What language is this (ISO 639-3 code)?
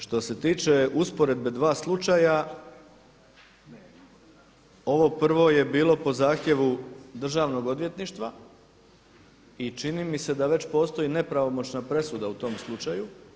hrv